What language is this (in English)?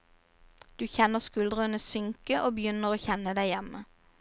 Norwegian